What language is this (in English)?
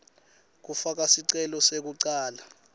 Swati